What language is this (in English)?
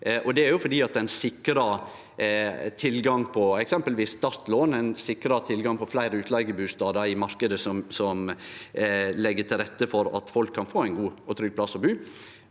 Norwegian